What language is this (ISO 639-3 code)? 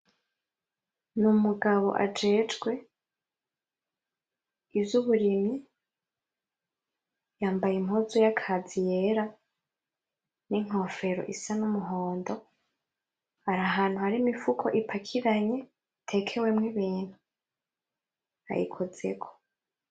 run